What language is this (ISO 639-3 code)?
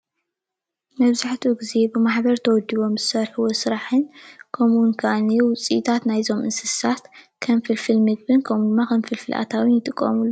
tir